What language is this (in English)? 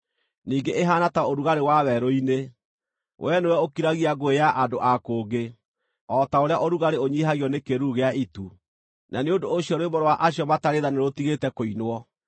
Kikuyu